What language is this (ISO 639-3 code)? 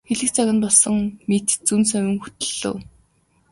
mon